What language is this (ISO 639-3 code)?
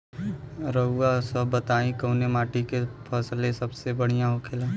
bho